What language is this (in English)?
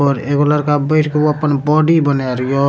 Maithili